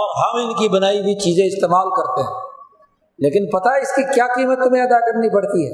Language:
Urdu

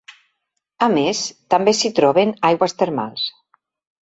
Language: Catalan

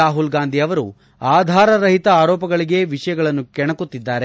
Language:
Kannada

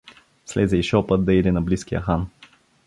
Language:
Bulgarian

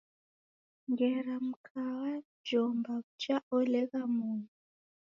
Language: Taita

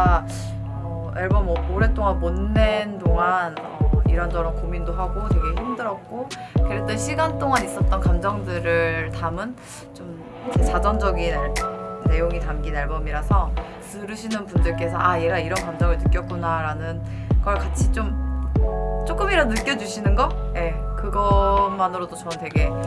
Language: Korean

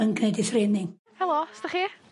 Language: Welsh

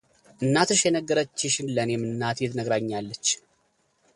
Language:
Amharic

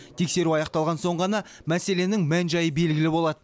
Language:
Kazakh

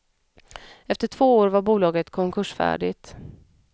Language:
Swedish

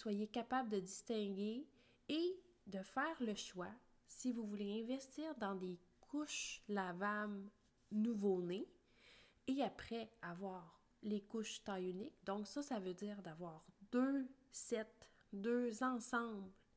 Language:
French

